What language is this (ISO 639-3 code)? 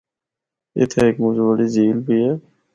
hno